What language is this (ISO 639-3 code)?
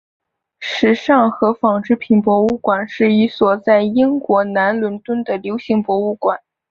zho